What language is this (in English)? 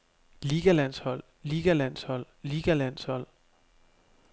Danish